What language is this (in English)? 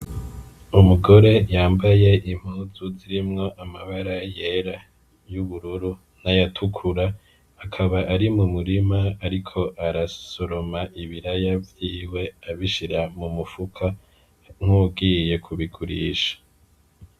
Rundi